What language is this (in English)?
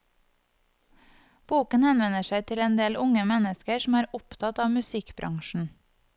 Norwegian